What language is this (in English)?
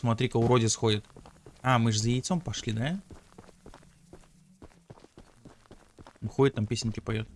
Russian